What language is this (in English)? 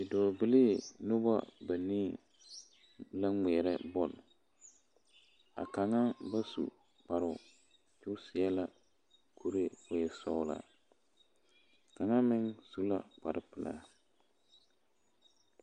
Southern Dagaare